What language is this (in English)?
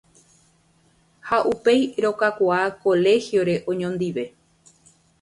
Guarani